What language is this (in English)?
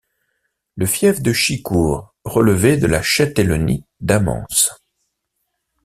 French